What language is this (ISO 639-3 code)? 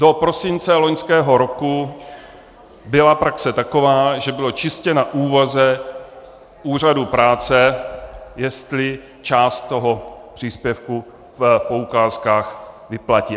ces